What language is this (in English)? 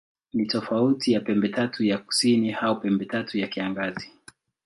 Swahili